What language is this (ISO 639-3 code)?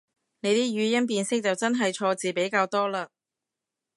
yue